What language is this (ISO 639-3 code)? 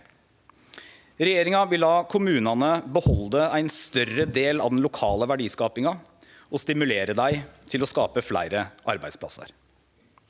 nor